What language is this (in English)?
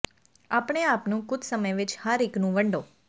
Punjabi